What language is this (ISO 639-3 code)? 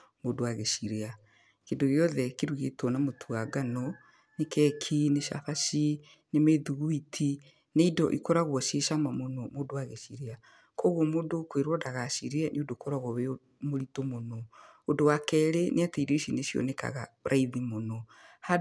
kik